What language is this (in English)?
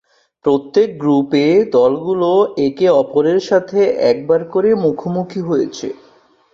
Bangla